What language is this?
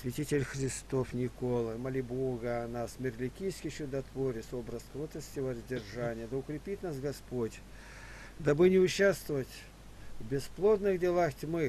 Russian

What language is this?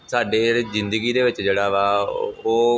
Punjabi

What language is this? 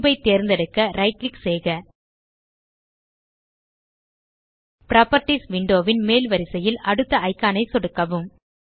Tamil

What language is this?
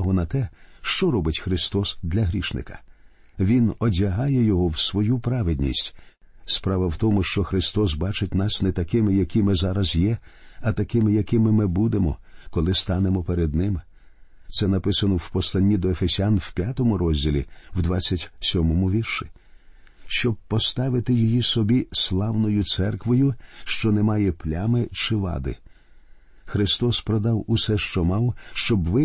Ukrainian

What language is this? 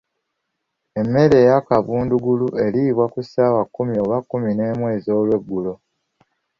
Ganda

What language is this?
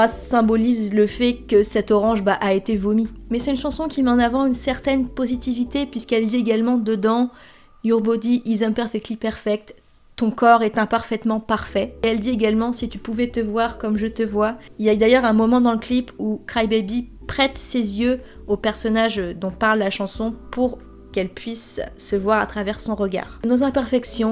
French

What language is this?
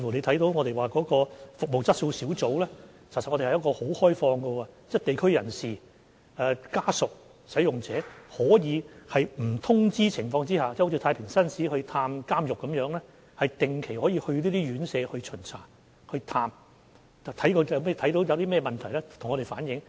Cantonese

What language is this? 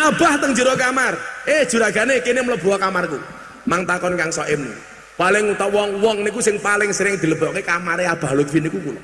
Indonesian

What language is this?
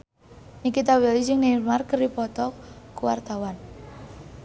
Sundanese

